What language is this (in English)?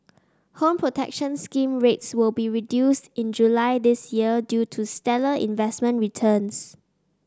English